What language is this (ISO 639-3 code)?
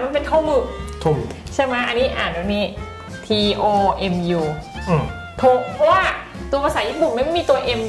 tha